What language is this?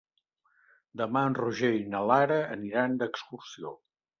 Catalan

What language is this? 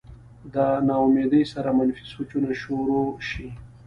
Pashto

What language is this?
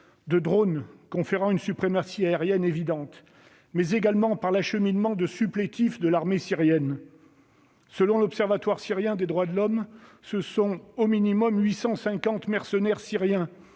French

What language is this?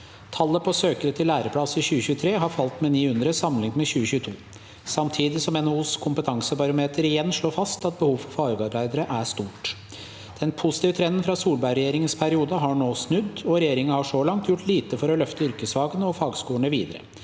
Norwegian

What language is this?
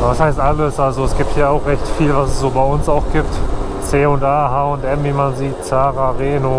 German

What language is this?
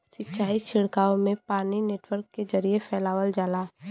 Bhojpuri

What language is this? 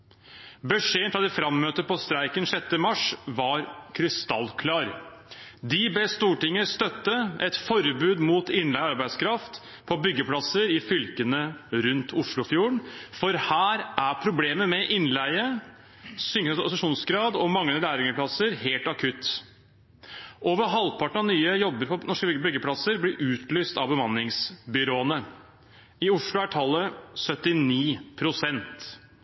Norwegian Bokmål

